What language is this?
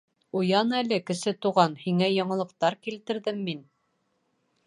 Bashkir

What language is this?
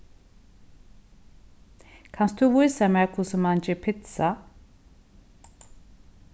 Faroese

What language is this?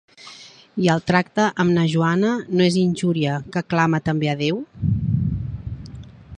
Catalan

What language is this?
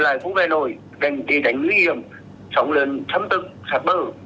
Vietnamese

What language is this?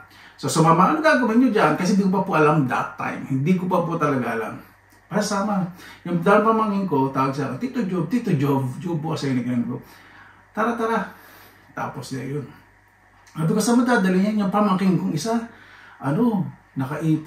Filipino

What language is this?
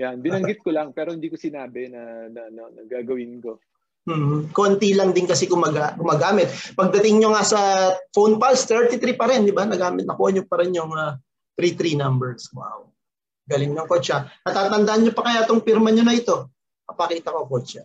Filipino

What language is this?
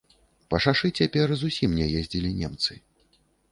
Belarusian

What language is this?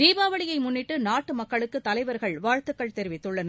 Tamil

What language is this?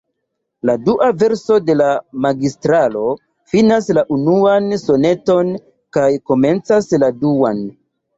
Esperanto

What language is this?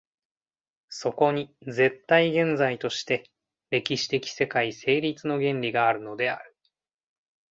Japanese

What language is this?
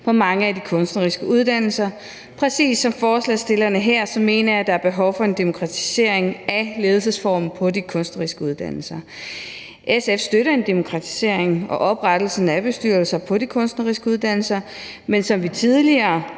Danish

